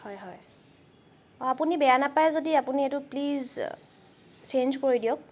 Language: Assamese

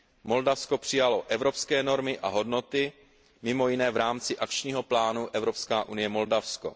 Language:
Czech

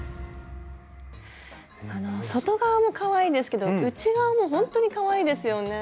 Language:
Japanese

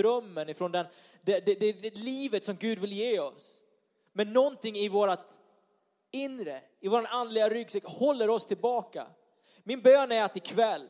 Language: Swedish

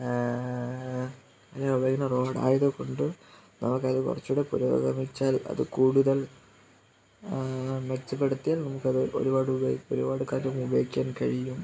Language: Malayalam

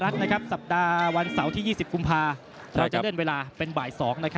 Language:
Thai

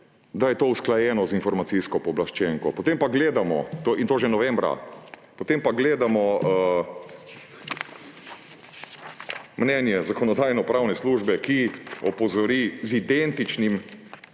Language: Slovenian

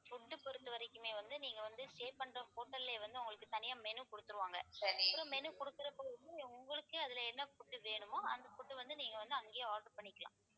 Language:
Tamil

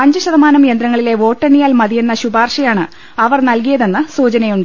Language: Malayalam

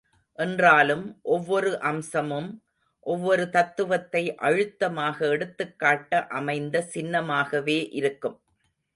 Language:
Tamil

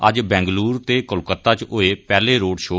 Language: Dogri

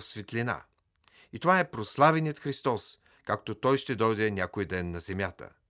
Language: Bulgarian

